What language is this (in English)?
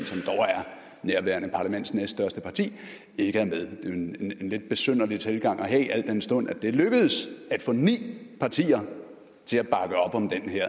Danish